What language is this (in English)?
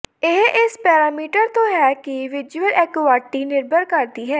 Punjabi